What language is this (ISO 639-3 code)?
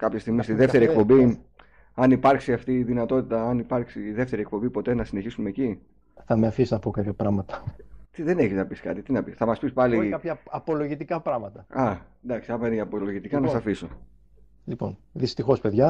ell